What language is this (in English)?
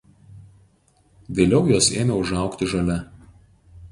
Lithuanian